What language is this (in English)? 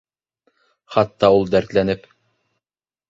Bashkir